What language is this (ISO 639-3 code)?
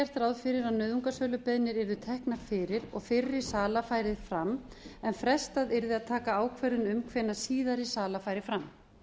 isl